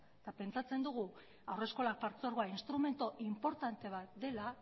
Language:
Basque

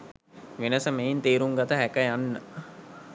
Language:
Sinhala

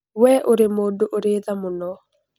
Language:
Kikuyu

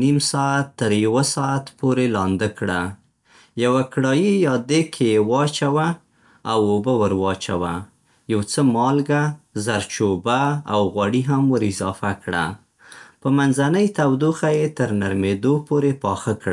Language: Central Pashto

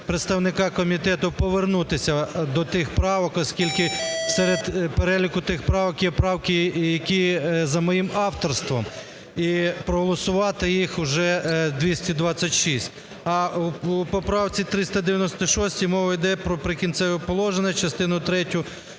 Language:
Ukrainian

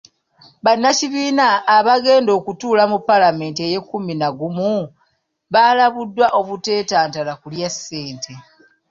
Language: Ganda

